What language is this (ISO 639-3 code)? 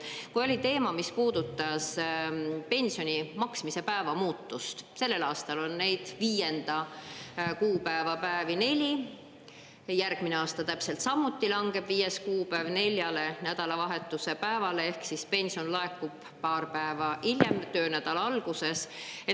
est